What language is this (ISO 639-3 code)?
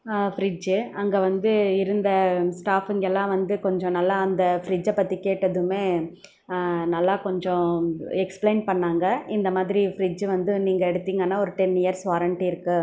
tam